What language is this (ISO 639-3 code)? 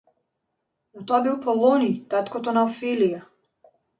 mkd